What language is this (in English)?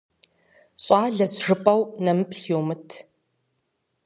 Kabardian